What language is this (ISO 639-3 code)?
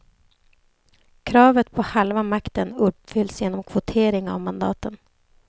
swe